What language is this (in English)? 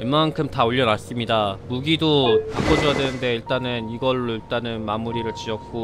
Korean